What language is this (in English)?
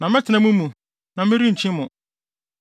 Akan